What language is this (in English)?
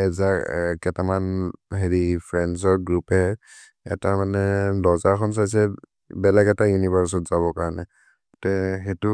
Maria (India)